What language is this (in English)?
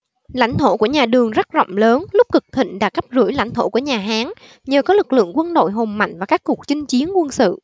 Vietnamese